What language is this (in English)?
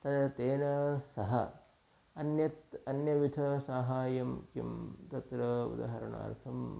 Sanskrit